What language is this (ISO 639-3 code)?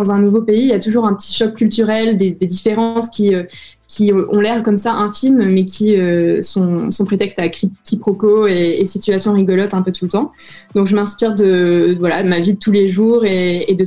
fra